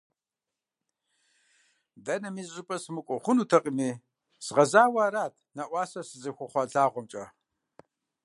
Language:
Kabardian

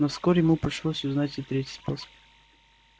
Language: Russian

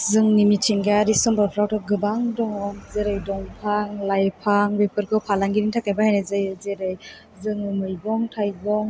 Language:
Bodo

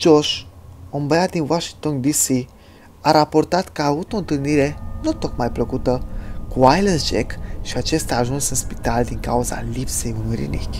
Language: Romanian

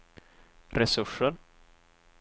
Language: Swedish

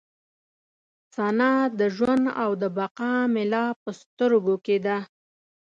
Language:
Pashto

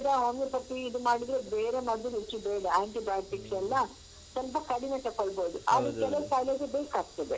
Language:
Kannada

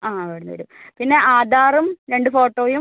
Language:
Malayalam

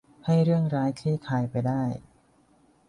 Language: Thai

